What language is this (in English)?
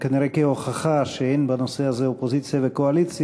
Hebrew